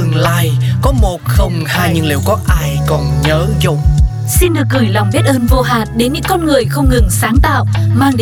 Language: Vietnamese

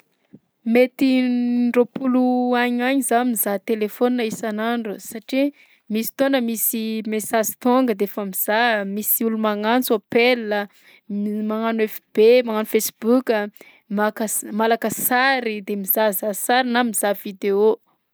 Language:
Southern Betsimisaraka Malagasy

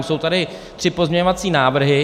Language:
Czech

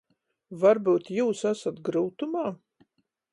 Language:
Latgalian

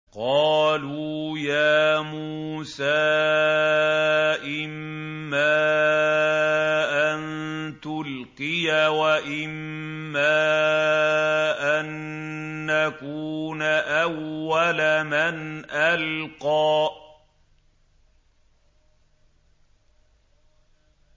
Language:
Arabic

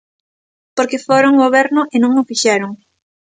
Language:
Galician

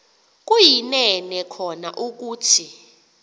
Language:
Xhosa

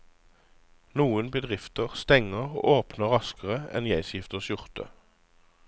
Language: Norwegian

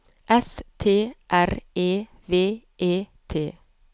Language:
Norwegian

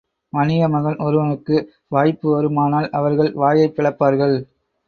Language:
Tamil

